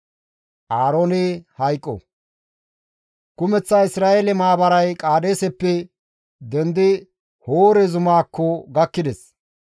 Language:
Gamo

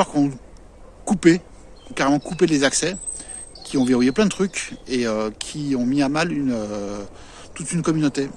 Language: French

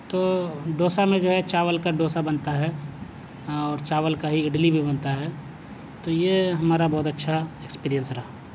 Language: Urdu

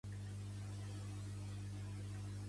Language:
Catalan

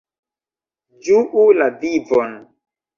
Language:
Esperanto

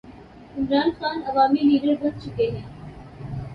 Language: Urdu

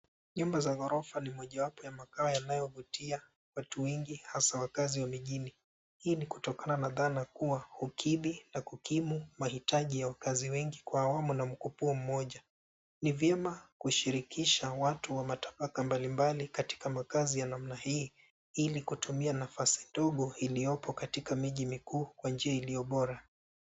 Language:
Swahili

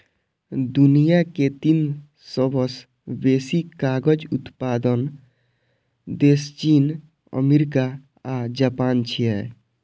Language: Maithili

